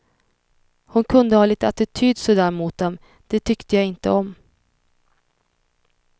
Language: Swedish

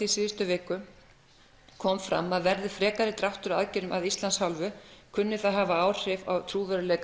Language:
Icelandic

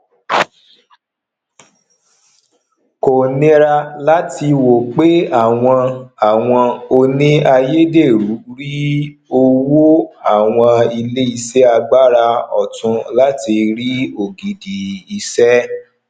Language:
Yoruba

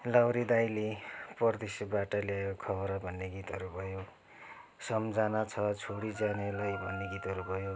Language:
Nepali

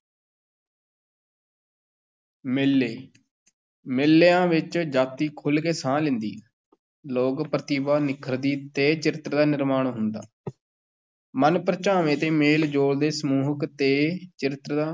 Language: Punjabi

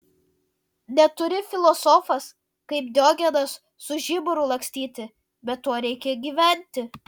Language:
Lithuanian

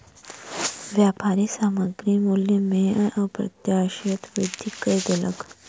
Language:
Maithili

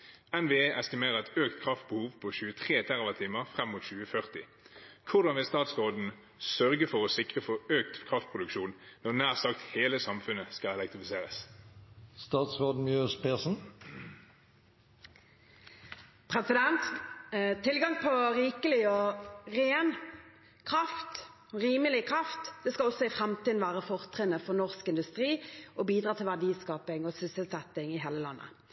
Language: Norwegian Bokmål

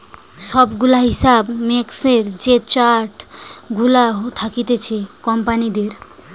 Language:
Bangla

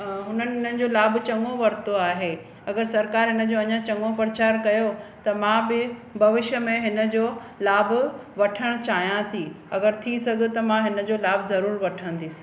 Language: Sindhi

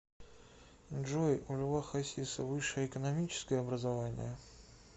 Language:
Russian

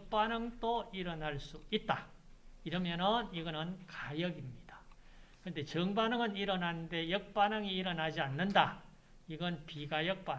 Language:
Korean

